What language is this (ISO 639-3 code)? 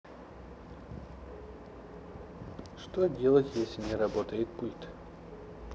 rus